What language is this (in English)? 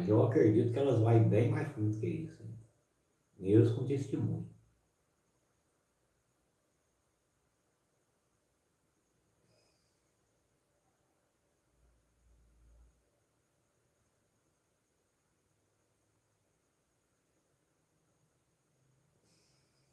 Portuguese